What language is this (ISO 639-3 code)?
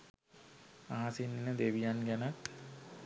sin